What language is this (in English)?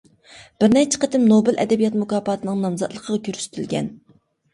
Uyghur